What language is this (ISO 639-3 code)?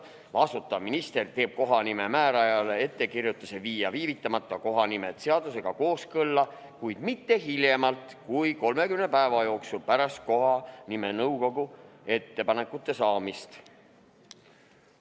est